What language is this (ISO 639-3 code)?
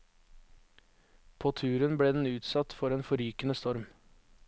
nor